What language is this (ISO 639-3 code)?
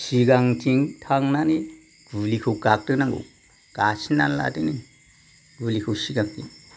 brx